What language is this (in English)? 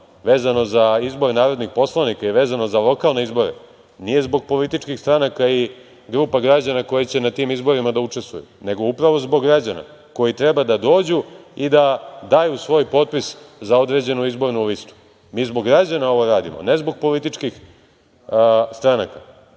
Serbian